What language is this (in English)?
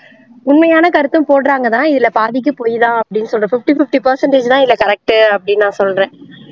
Tamil